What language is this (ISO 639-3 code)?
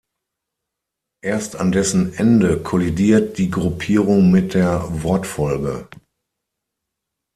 deu